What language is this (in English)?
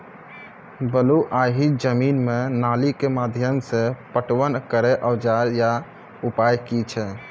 Maithili